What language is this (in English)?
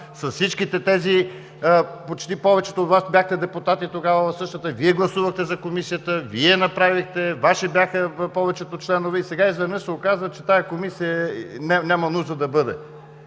Bulgarian